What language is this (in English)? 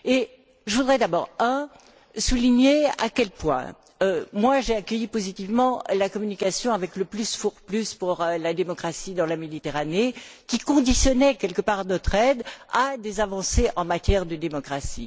French